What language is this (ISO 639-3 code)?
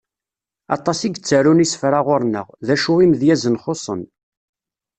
kab